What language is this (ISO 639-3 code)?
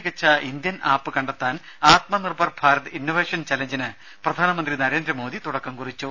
mal